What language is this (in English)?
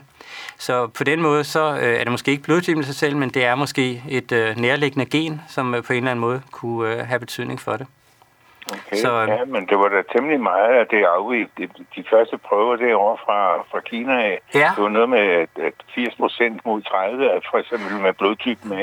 Danish